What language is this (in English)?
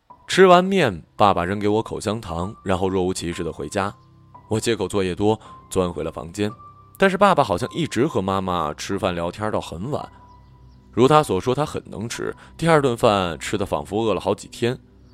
Chinese